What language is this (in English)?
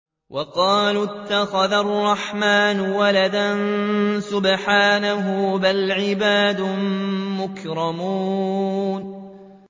Arabic